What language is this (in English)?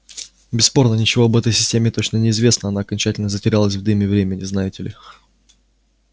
Russian